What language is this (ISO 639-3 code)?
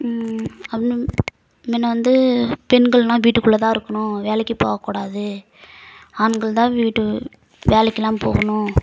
tam